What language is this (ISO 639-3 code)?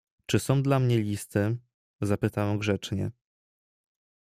pol